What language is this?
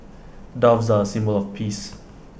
English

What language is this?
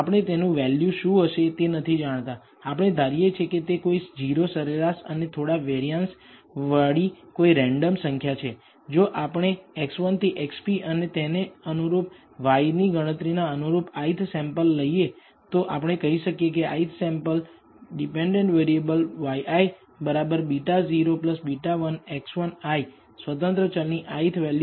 Gujarati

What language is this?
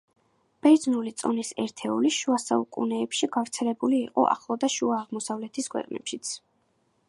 Georgian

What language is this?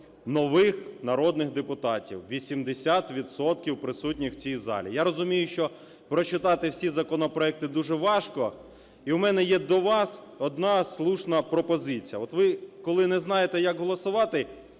Ukrainian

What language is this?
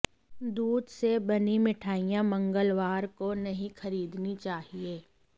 Hindi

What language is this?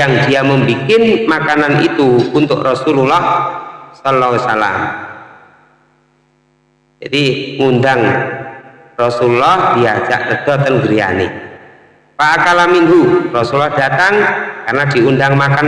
Indonesian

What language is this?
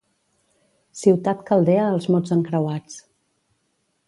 Catalan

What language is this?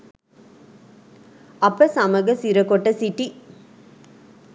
Sinhala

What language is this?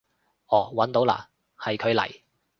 Cantonese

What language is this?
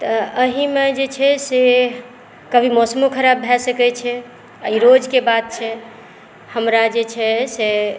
Maithili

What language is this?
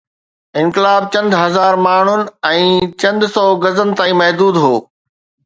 Sindhi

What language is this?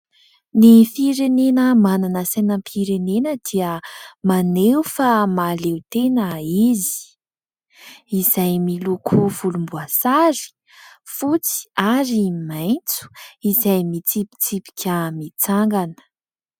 Malagasy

